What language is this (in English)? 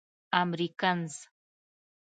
Pashto